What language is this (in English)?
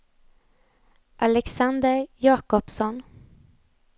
Swedish